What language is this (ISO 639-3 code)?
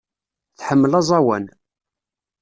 kab